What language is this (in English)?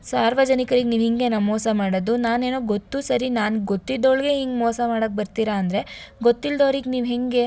Kannada